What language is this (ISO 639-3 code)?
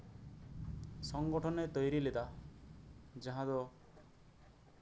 sat